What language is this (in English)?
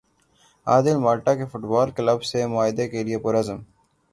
Urdu